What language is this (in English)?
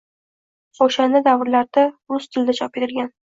Uzbek